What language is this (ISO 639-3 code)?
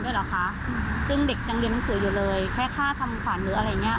tha